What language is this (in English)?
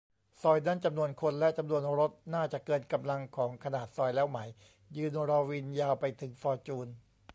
Thai